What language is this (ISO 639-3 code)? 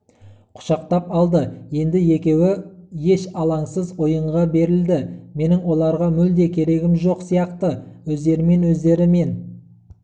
kaz